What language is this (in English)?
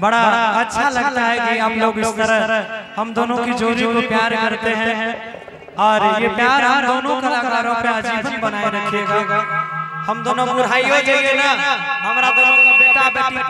Hindi